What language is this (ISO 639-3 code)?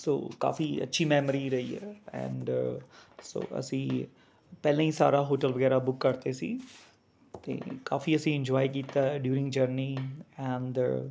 pan